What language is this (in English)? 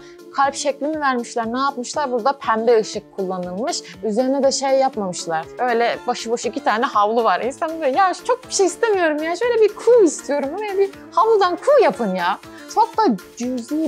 Turkish